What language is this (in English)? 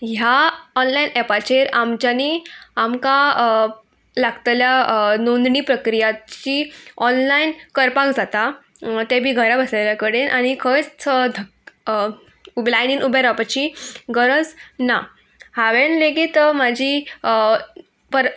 Konkani